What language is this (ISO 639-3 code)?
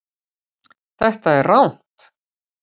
isl